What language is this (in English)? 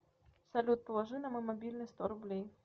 Russian